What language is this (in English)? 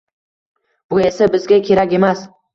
Uzbek